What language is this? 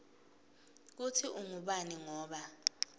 Swati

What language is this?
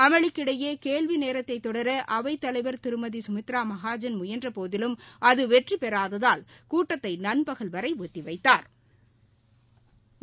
Tamil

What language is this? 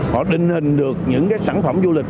Vietnamese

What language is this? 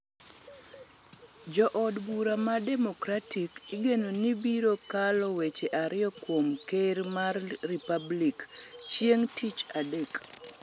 Luo (Kenya and Tanzania)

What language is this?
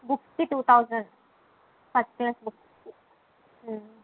Telugu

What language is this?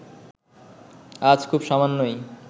Bangla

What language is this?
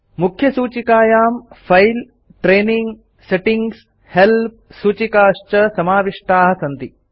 Sanskrit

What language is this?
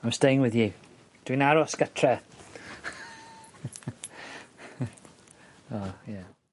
Welsh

